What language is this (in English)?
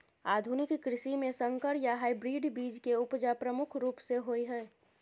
Maithili